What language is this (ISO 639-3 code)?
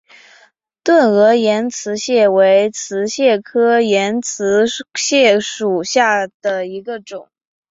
zho